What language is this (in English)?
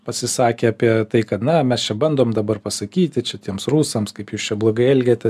Lithuanian